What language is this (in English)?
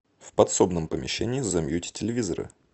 Russian